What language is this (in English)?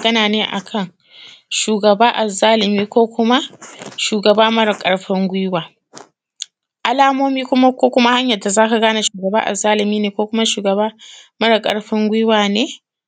Hausa